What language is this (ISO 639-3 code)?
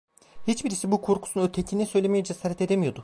tur